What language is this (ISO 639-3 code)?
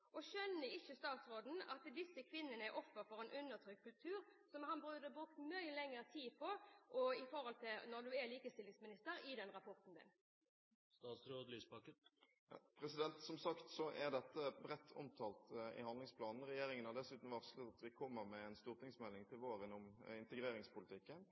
nob